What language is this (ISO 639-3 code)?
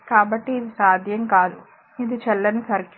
tel